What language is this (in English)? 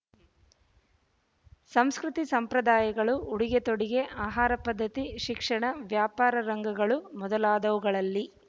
Kannada